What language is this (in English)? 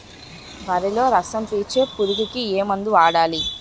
Telugu